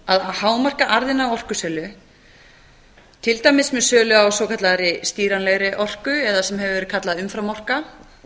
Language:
Icelandic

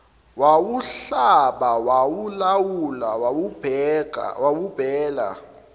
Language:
Zulu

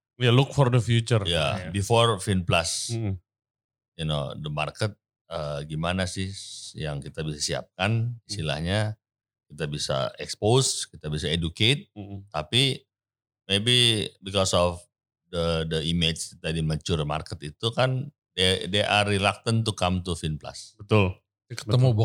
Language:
Indonesian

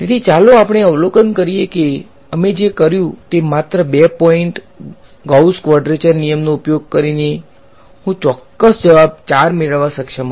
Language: Gujarati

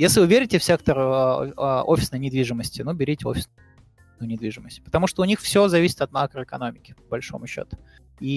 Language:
Russian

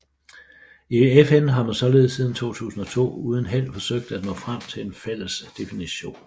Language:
Danish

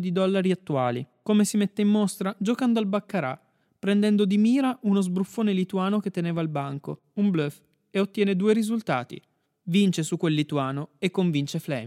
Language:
Italian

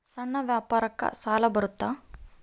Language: Kannada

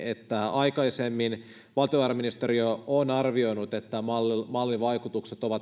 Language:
Finnish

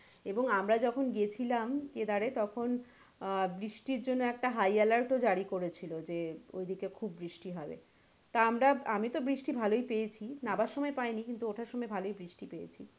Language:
Bangla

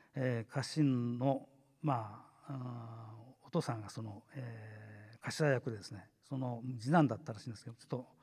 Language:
Japanese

